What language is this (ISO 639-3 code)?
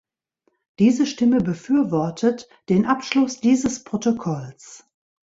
deu